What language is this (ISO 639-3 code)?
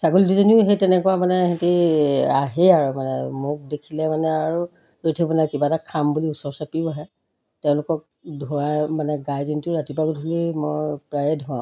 asm